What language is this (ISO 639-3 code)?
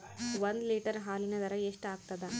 kan